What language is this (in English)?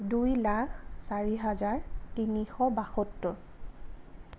Assamese